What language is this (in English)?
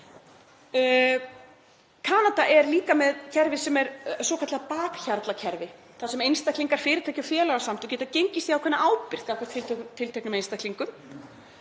Icelandic